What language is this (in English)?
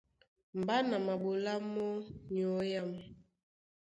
Duala